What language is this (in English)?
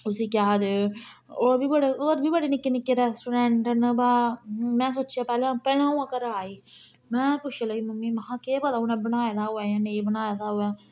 Dogri